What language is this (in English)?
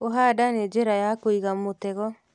Kikuyu